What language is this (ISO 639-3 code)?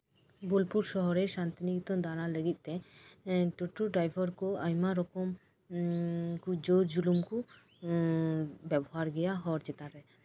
sat